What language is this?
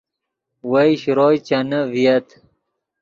Yidgha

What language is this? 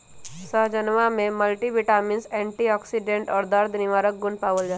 Magahi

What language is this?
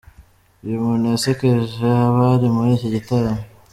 Kinyarwanda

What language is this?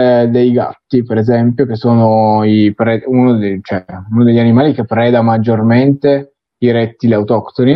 Italian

